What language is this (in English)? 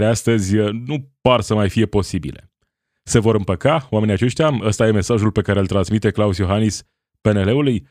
Romanian